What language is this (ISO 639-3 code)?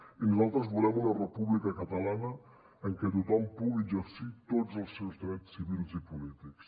cat